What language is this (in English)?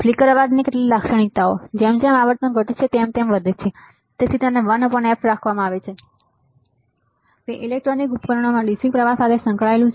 Gujarati